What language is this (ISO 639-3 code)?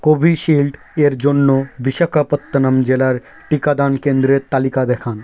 ben